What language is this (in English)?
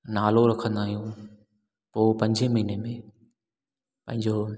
Sindhi